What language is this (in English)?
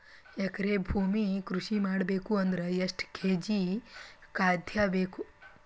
Kannada